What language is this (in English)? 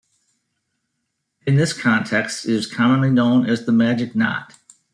English